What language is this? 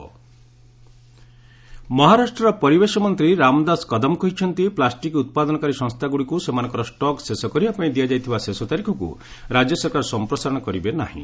Odia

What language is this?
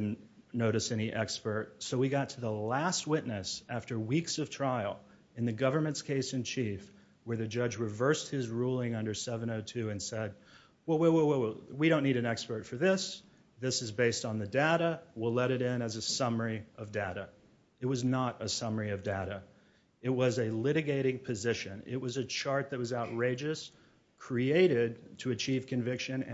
English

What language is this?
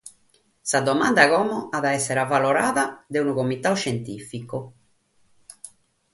Sardinian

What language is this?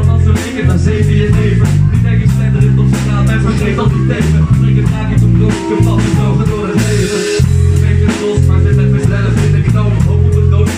Dutch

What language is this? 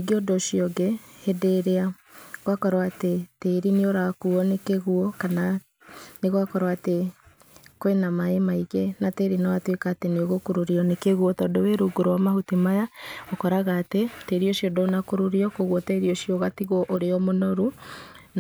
Kikuyu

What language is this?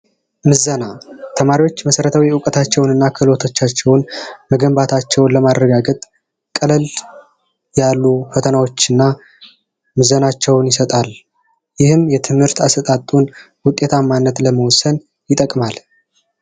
Amharic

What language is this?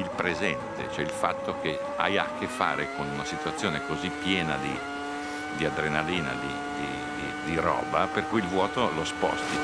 Italian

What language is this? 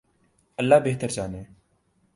Urdu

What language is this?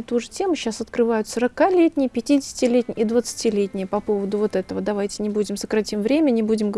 Russian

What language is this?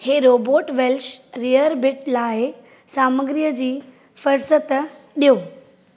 Sindhi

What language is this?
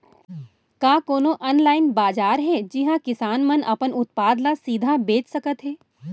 Chhattisgarhi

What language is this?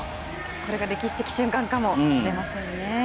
Japanese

